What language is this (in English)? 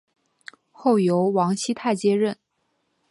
Chinese